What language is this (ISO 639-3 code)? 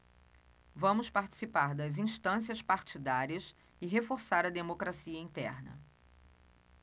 por